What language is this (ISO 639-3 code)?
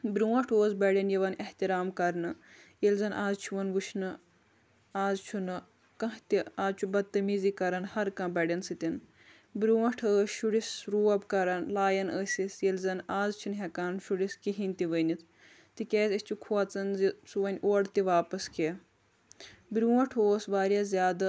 kas